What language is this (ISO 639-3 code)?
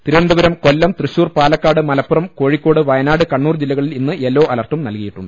mal